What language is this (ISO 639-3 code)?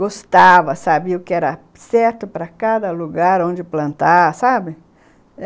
por